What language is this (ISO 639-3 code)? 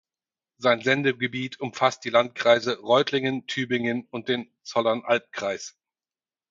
deu